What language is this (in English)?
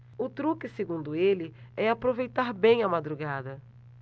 Portuguese